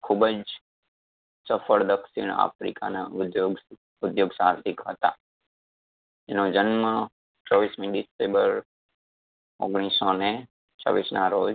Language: Gujarati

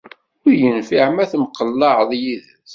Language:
Kabyle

